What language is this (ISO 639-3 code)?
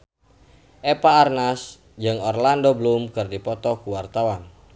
sun